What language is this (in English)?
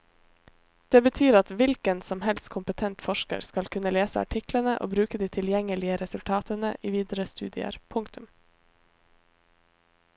Norwegian